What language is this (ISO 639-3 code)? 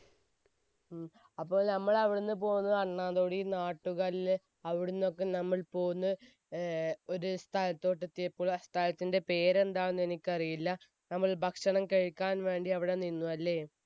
mal